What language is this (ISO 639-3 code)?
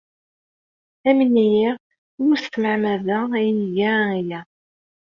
kab